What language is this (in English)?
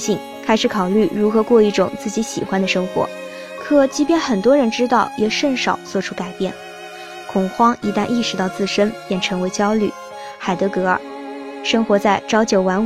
Chinese